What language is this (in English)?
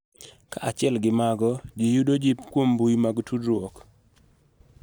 Luo (Kenya and Tanzania)